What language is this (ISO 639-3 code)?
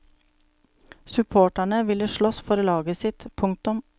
nor